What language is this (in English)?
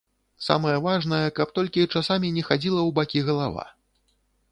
Belarusian